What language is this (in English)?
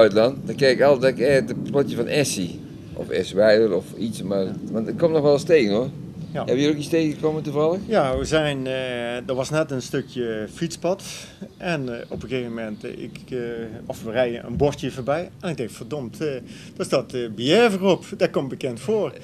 Dutch